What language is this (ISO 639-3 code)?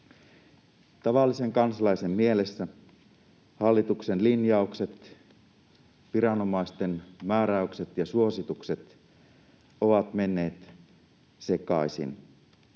fin